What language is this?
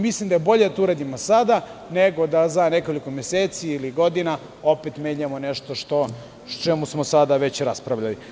Serbian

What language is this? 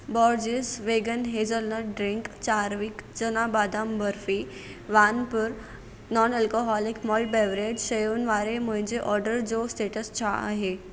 Sindhi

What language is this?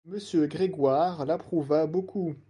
French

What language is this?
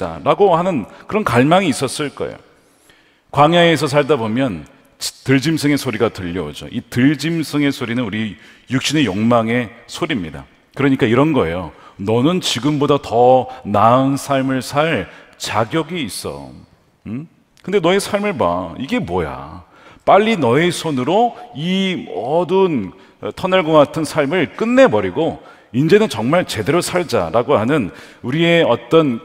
Korean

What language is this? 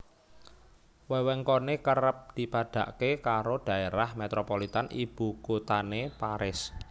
Javanese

